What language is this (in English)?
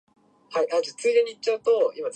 Japanese